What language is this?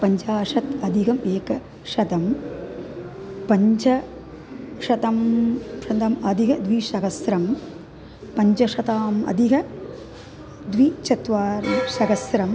Sanskrit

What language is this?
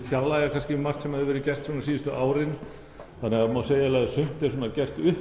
Icelandic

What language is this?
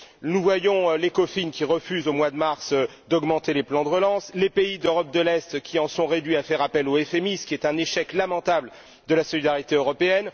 French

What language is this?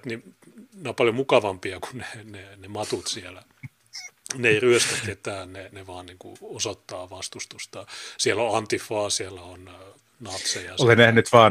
Finnish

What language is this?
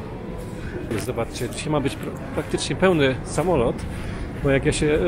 Polish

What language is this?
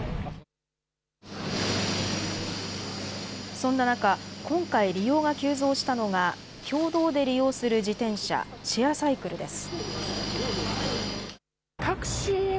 Japanese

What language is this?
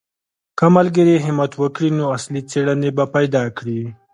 Pashto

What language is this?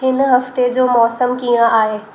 Sindhi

